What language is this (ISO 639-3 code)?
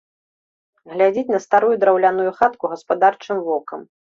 bel